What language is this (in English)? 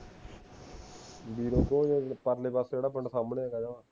Punjabi